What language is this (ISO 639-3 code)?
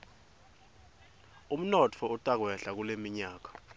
ssw